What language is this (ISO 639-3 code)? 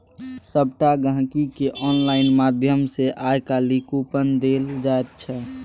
mai